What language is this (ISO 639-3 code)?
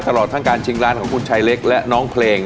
tha